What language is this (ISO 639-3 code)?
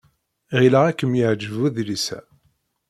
kab